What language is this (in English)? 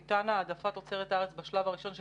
Hebrew